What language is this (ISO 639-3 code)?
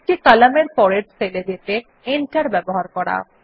ben